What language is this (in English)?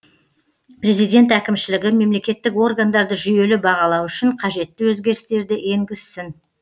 Kazakh